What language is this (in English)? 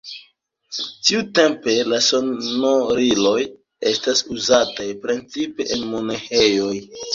Esperanto